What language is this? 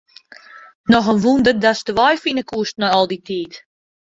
Western Frisian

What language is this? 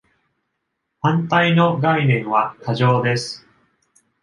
Japanese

